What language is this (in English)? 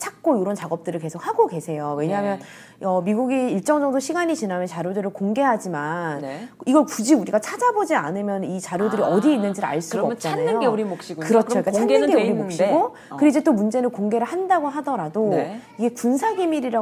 Korean